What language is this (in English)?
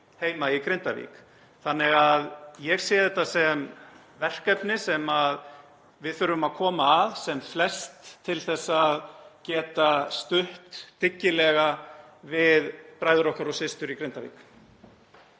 Icelandic